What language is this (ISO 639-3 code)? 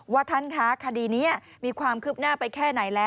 tha